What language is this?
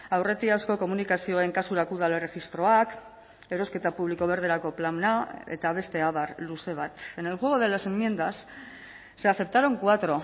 Basque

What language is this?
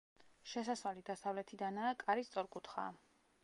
Georgian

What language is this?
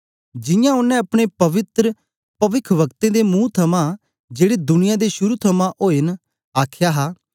Dogri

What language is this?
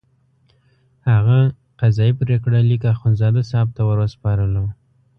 Pashto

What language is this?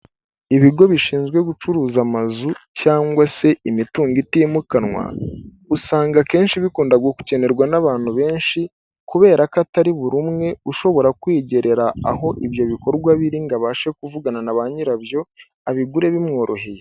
Kinyarwanda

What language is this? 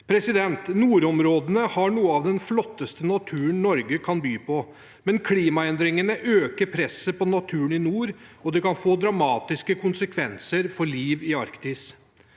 Norwegian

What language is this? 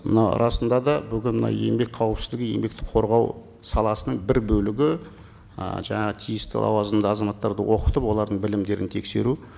Kazakh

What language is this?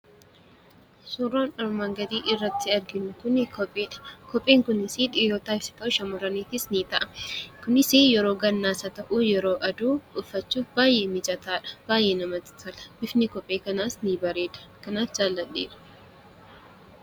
Oromo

